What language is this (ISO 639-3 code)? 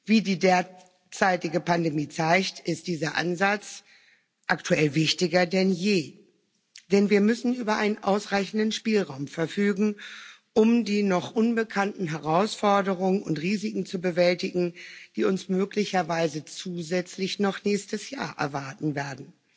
deu